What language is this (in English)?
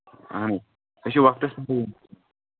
Kashmiri